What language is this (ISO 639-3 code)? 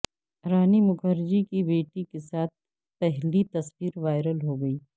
urd